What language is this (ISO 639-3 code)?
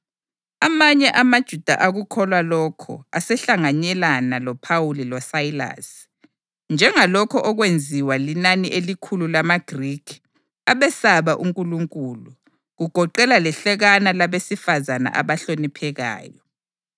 nde